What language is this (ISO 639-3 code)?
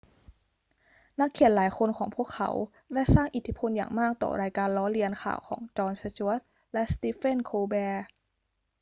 tha